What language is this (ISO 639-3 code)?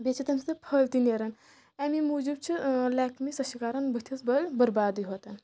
kas